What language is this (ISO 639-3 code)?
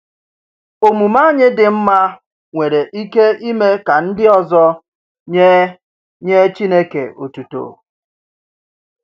ibo